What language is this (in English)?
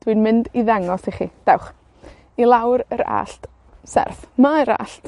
Welsh